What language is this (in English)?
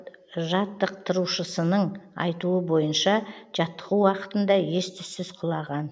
Kazakh